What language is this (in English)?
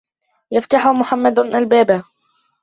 Arabic